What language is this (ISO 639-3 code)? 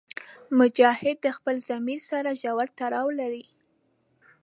pus